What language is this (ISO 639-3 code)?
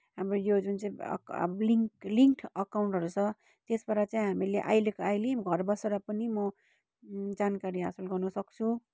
nep